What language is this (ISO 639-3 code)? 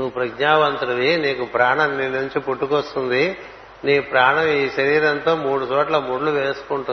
tel